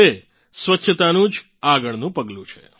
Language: Gujarati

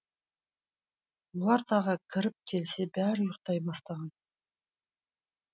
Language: Kazakh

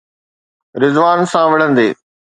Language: Sindhi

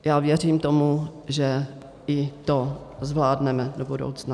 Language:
Czech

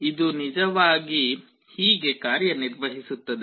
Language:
Kannada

